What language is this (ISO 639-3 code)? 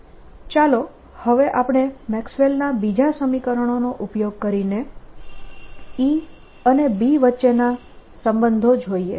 guj